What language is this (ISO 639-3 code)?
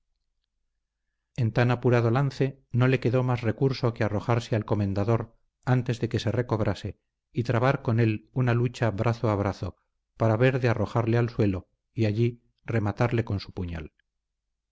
spa